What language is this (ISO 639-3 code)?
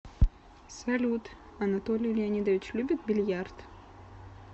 rus